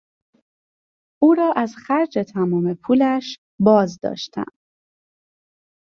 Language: Persian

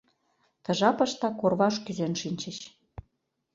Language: Mari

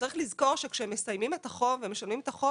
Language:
Hebrew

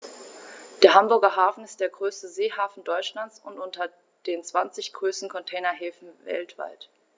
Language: German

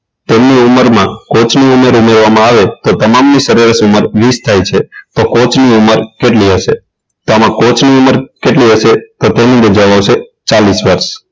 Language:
Gujarati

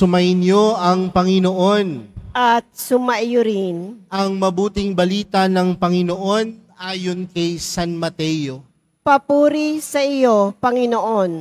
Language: Filipino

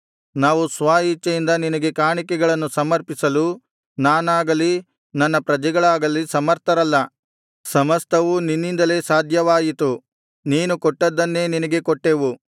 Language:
Kannada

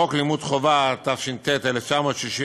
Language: Hebrew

